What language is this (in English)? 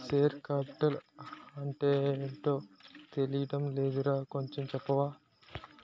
Telugu